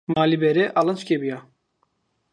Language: Zaza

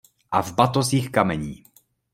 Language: Czech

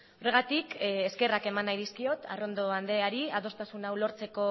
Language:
Basque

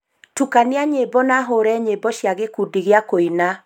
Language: Kikuyu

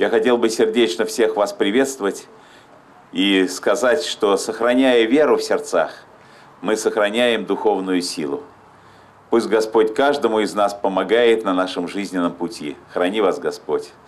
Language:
Russian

